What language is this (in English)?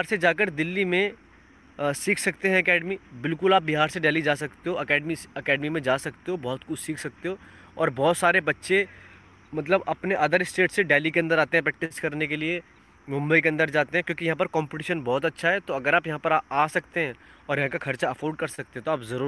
Hindi